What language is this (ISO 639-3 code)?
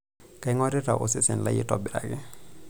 mas